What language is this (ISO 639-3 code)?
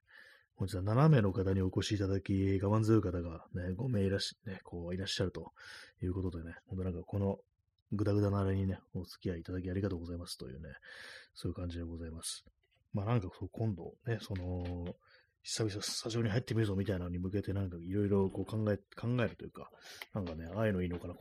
jpn